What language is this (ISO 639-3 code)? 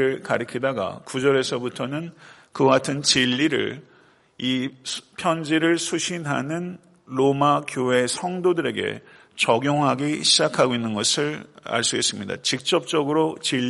kor